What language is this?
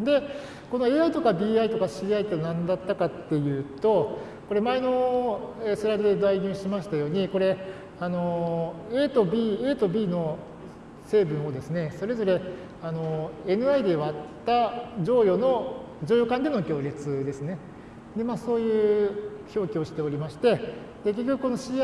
Japanese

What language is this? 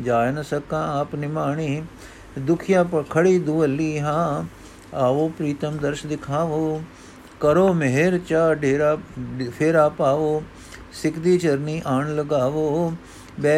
Punjabi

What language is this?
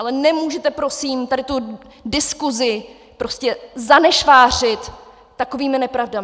Czech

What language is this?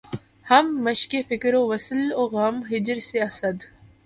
Urdu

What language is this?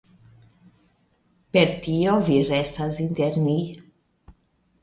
Esperanto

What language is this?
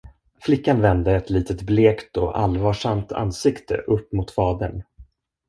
Swedish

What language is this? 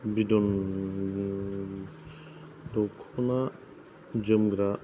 Bodo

